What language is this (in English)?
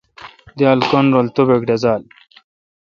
Kalkoti